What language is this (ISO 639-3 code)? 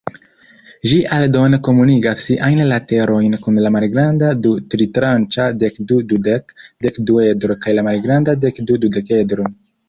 epo